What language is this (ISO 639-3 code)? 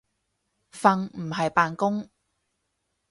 yue